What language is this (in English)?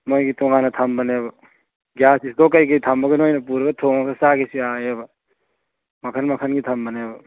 Manipuri